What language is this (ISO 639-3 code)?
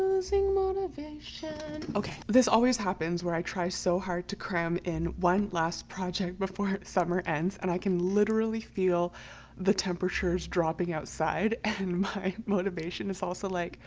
eng